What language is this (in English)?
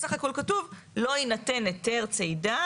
Hebrew